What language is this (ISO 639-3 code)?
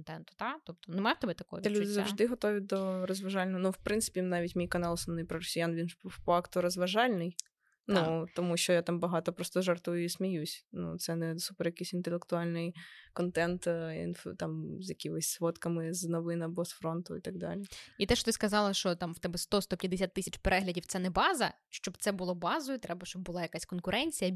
ukr